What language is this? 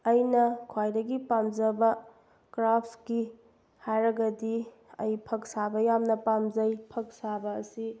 Manipuri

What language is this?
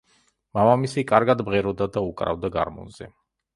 Georgian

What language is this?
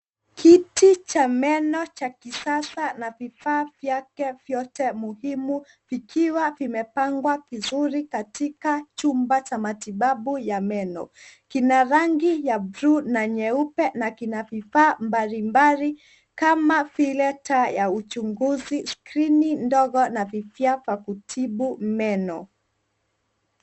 Swahili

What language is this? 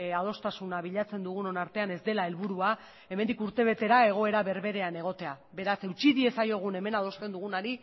Basque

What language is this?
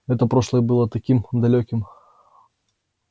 Russian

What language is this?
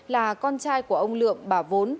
Vietnamese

